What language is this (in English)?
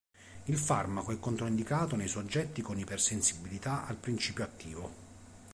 Italian